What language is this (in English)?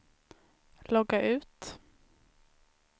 Swedish